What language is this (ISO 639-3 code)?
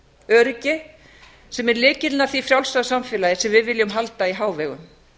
isl